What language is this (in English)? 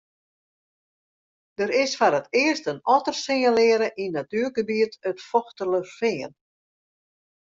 Western Frisian